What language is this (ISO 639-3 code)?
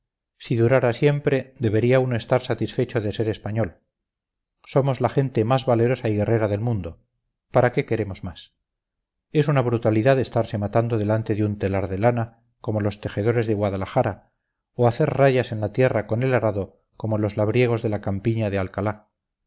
spa